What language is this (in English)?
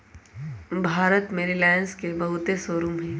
Magahi